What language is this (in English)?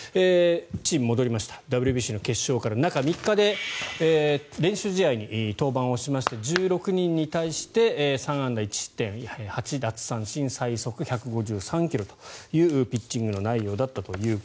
Japanese